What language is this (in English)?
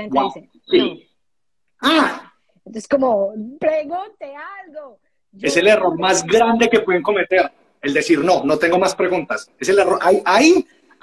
Spanish